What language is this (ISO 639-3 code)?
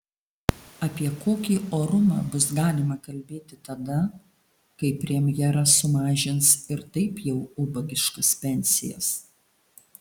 lit